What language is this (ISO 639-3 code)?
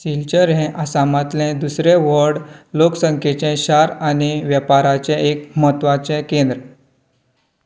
kok